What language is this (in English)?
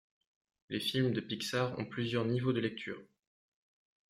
French